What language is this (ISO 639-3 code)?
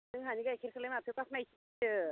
brx